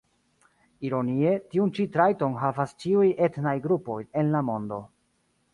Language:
Esperanto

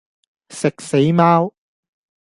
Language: Cantonese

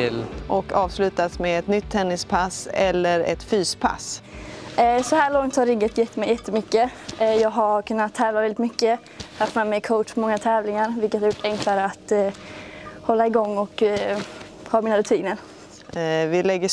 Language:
Swedish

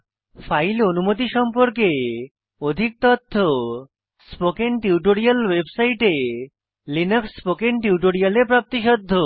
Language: Bangla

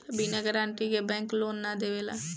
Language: Bhojpuri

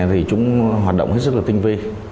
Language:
Vietnamese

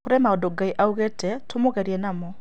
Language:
Kikuyu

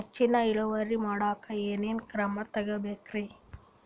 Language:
Kannada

